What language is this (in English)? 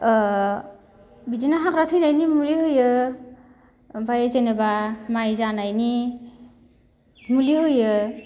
Bodo